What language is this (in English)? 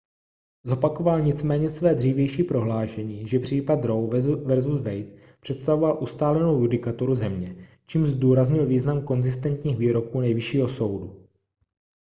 Czech